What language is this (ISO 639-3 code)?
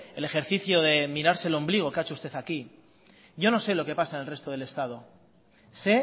spa